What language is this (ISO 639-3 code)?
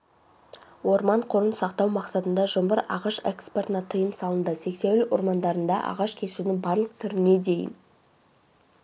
kaz